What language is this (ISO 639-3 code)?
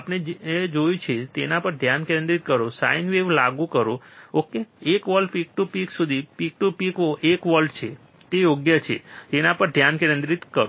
guj